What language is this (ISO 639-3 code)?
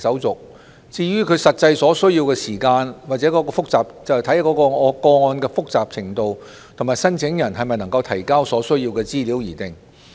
yue